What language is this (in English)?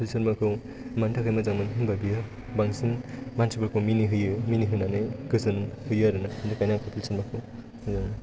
Bodo